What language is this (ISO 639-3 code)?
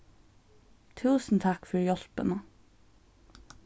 fao